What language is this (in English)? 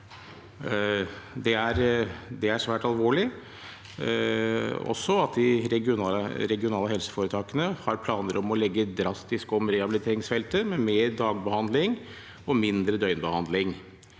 Norwegian